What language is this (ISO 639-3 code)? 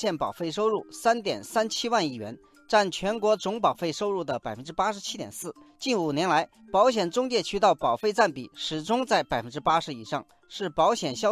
zho